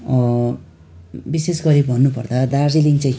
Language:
Nepali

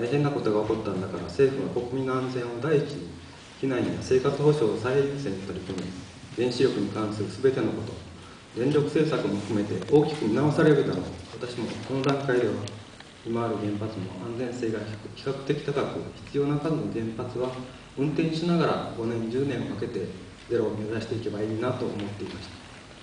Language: Japanese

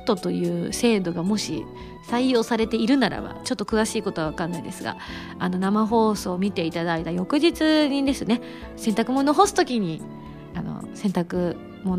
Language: Japanese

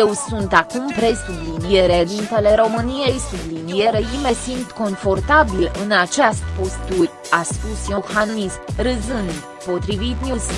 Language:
Romanian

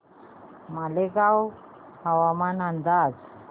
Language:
Marathi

